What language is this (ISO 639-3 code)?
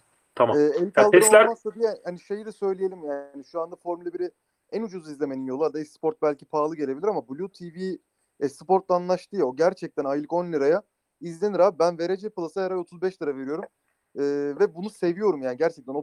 tur